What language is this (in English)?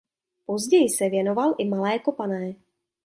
Czech